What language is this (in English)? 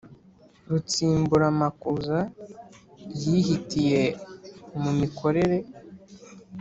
Kinyarwanda